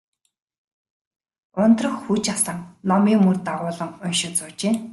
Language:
Mongolian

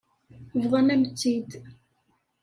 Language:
Kabyle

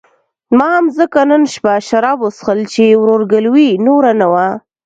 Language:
Pashto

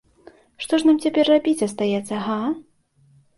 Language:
Belarusian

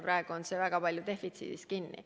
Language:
Estonian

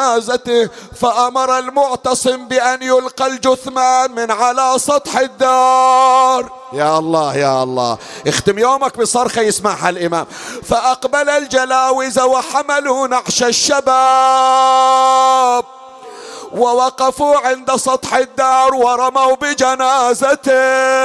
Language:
Arabic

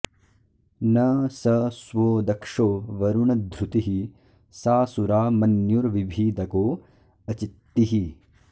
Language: Sanskrit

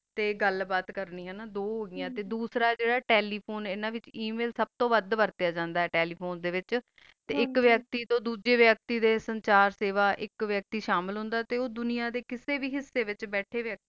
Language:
Punjabi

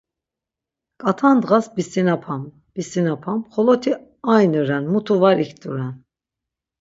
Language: Laz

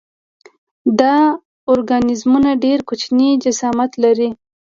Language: Pashto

